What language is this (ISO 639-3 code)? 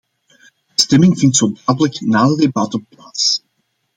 nld